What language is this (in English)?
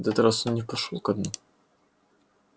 Russian